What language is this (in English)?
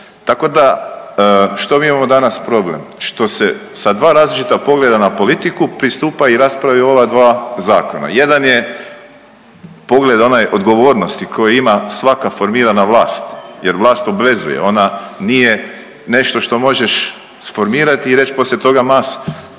Croatian